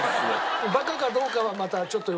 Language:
Japanese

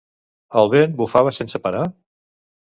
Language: Catalan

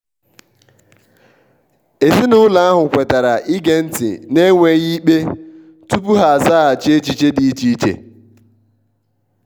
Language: Igbo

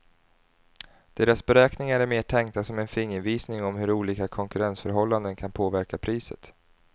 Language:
Swedish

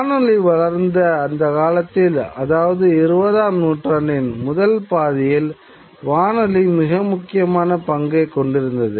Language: Tamil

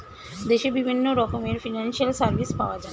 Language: Bangla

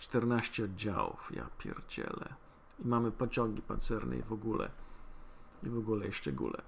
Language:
Polish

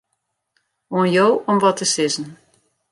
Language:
Western Frisian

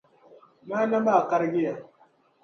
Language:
Dagbani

